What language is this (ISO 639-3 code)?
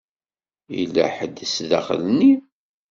kab